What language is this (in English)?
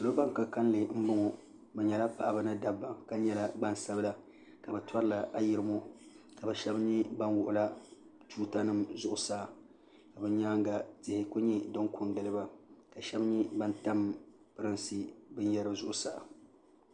Dagbani